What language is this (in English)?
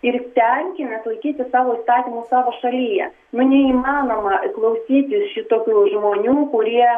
Lithuanian